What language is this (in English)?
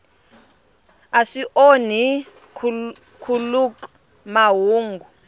Tsonga